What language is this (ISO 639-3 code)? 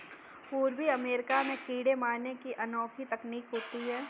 hin